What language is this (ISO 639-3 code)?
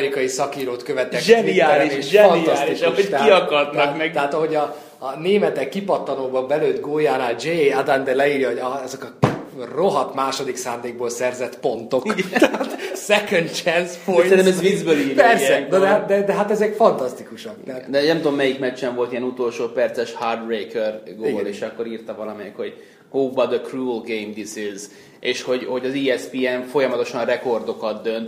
hun